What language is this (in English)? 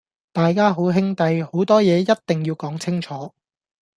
Cantonese